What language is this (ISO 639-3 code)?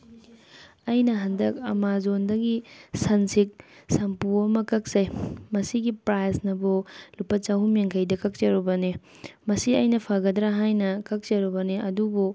mni